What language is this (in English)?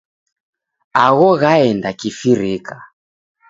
Taita